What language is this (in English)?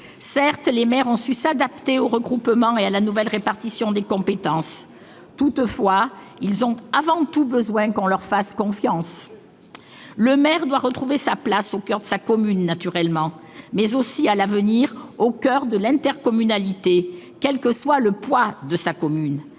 French